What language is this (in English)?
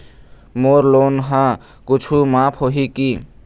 Chhattisgarhi